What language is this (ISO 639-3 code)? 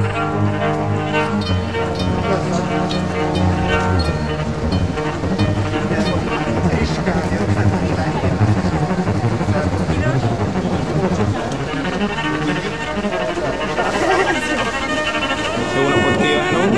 hun